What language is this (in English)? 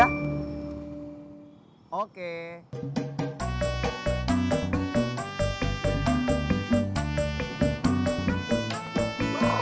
Indonesian